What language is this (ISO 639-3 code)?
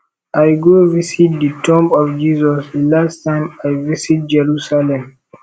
pcm